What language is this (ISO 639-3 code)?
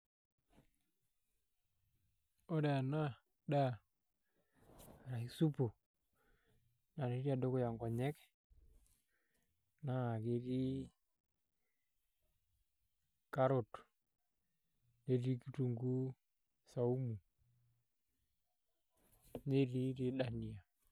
mas